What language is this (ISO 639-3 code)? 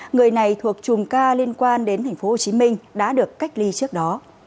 vie